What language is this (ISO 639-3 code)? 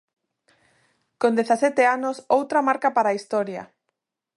glg